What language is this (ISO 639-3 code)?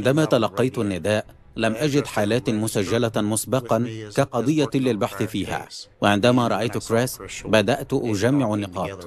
ara